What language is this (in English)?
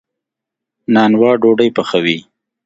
Pashto